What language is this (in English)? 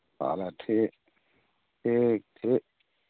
Santali